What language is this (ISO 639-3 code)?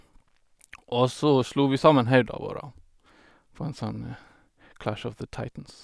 nor